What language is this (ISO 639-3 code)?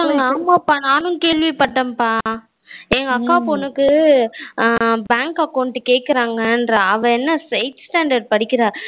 tam